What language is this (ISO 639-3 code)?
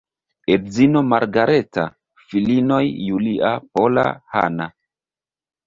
epo